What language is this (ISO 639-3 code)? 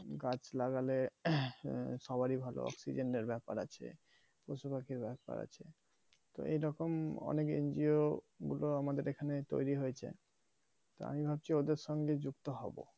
ben